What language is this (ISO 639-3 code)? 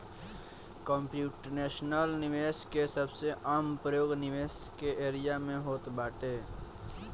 bho